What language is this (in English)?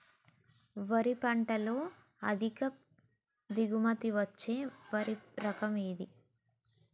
Telugu